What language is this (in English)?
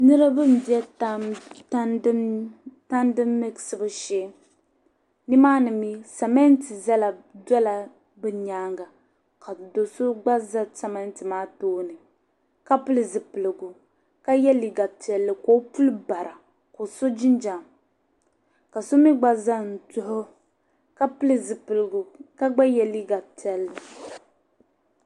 Dagbani